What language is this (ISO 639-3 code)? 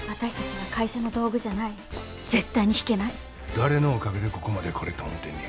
jpn